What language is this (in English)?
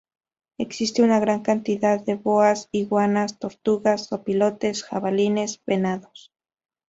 Spanish